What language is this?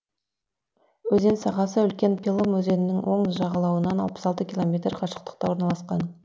Kazakh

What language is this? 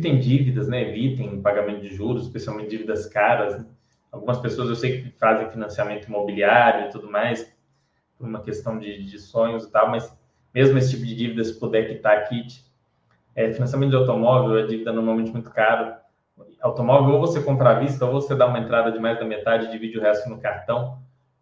Portuguese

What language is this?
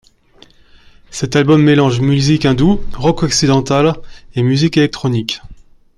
French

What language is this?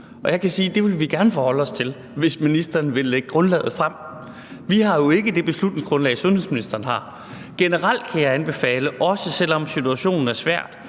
Danish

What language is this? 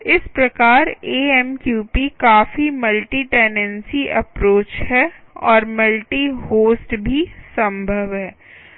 Hindi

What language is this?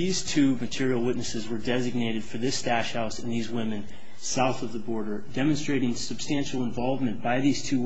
English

